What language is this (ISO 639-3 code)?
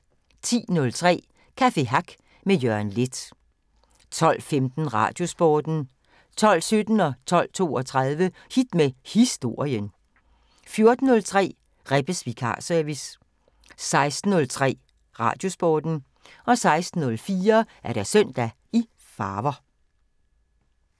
dan